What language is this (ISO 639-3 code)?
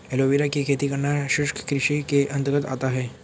hin